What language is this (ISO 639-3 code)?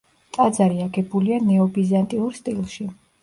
kat